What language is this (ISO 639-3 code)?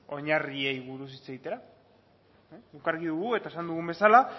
eus